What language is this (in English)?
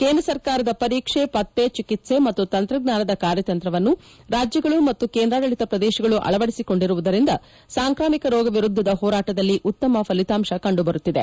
Kannada